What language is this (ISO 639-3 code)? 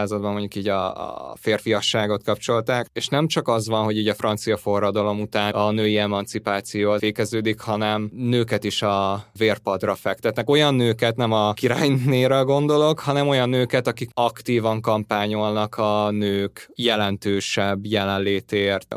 hun